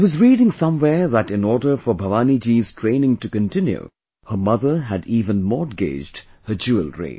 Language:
English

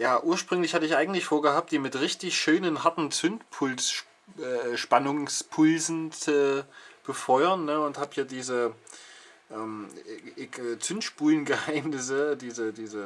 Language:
German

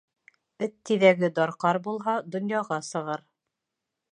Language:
Bashkir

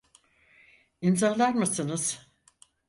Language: Turkish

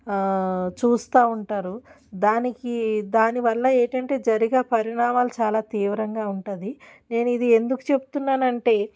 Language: Telugu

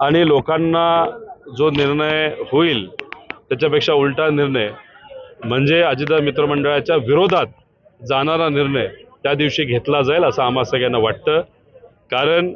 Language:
Marathi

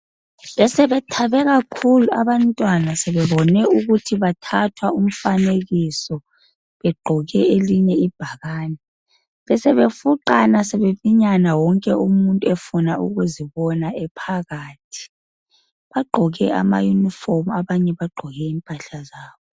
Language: North Ndebele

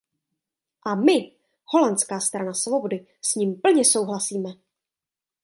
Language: Czech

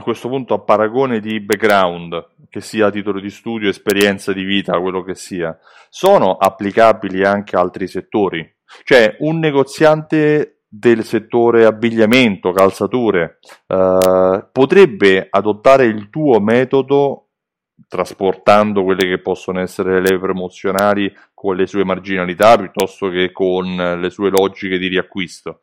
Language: Italian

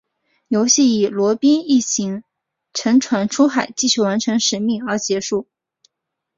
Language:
Chinese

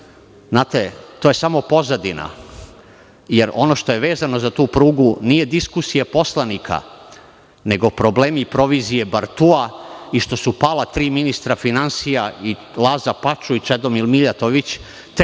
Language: Serbian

